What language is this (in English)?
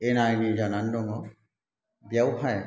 Bodo